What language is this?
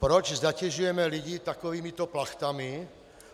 Czech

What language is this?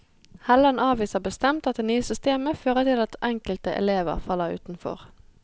Norwegian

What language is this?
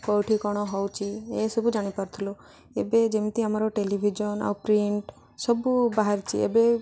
Odia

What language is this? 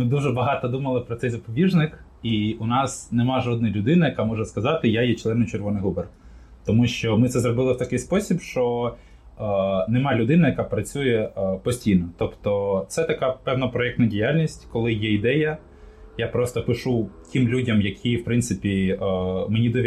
Ukrainian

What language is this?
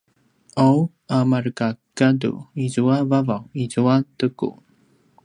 Paiwan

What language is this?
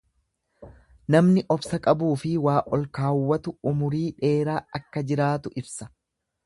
Oromo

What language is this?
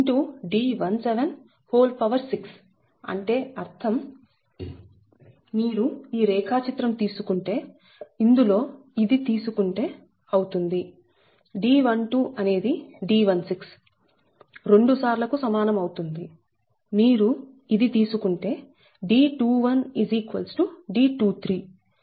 Telugu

